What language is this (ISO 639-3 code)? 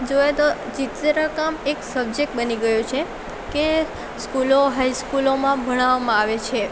guj